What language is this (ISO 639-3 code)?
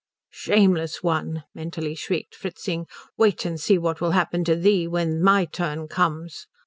eng